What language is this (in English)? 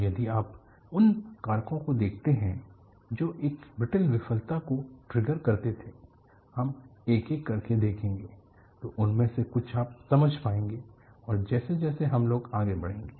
Hindi